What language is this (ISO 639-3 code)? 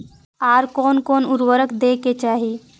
mai